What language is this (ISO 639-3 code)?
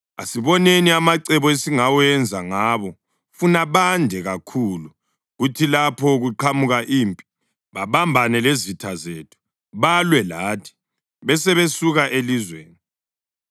nde